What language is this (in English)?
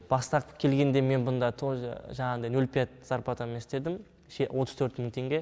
Kazakh